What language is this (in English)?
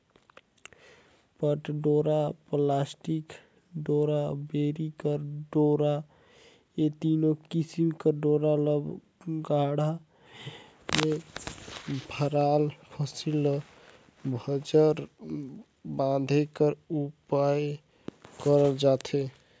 Chhattisgarhi